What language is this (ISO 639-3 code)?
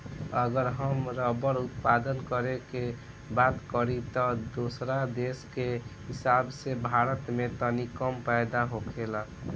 bho